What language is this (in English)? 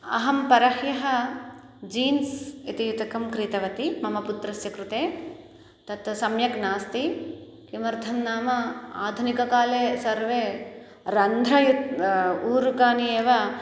Sanskrit